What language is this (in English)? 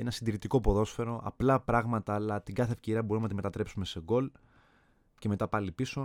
Greek